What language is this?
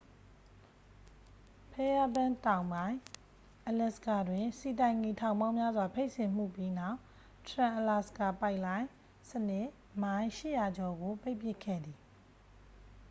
Burmese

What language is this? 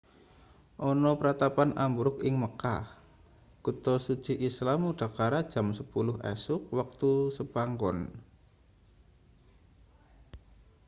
Javanese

